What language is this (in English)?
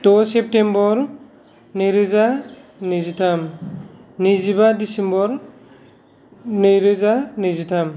Bodo